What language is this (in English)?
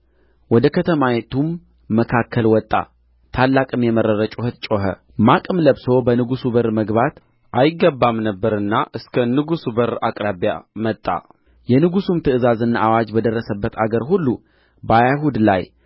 Amharic